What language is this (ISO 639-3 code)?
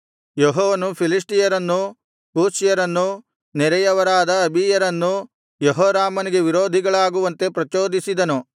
kan